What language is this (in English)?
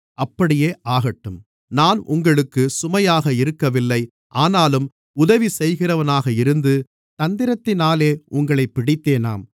Tamil